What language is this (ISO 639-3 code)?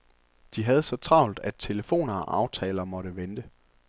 dan